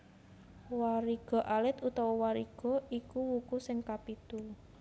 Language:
Javanese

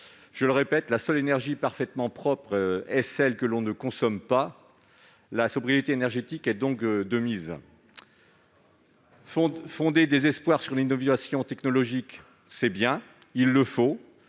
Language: French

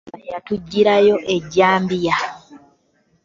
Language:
Ganda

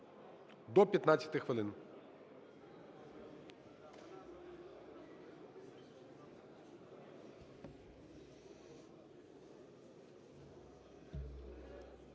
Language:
Ukrainian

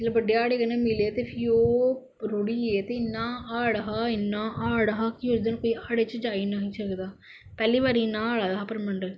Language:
Dogri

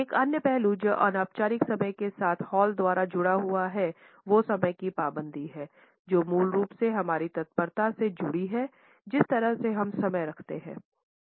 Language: Hindi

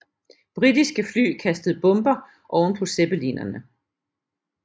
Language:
Danish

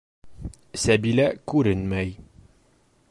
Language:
Bashkir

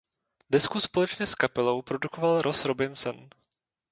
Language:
Czech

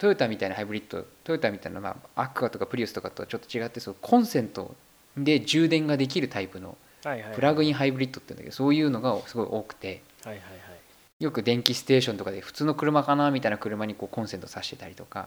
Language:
Japanese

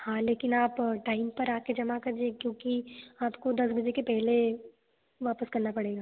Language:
Hindi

